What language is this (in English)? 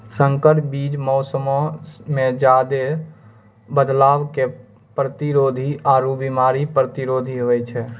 Maithili